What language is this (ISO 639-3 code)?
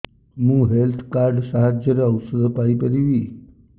ori